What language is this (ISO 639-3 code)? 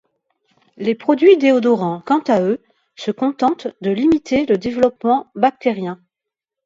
fra